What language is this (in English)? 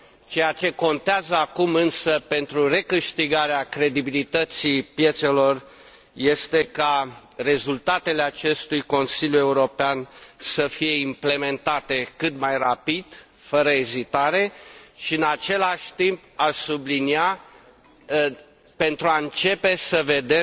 Romanian